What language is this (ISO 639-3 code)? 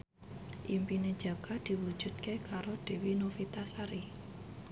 jav